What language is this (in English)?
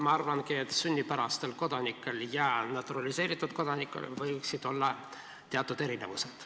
Estonian